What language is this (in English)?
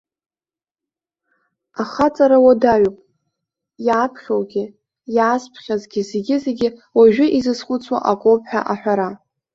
Abkhazian